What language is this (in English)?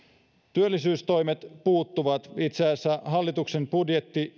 Finnish